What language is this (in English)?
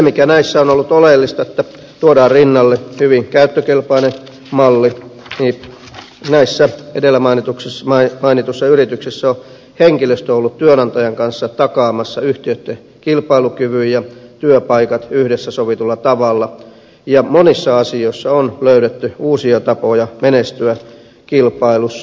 Finnish